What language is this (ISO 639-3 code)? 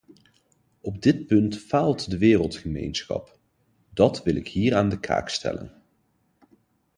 nld